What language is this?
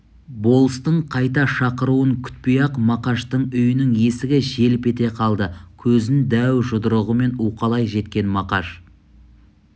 Kazakh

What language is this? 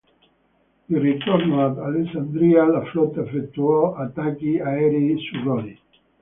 Italian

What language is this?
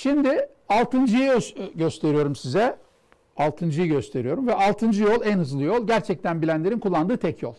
Turkish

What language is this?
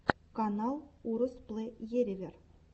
Russian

